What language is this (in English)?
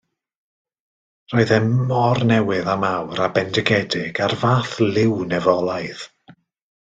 Welsh